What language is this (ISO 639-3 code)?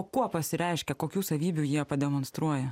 lit